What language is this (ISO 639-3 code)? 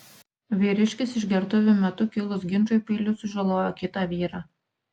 lit